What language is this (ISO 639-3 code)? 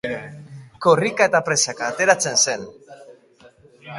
eus